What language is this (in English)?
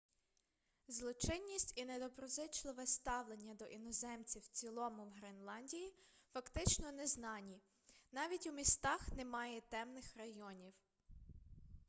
Ukrainian